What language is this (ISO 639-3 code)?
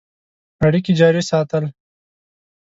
pus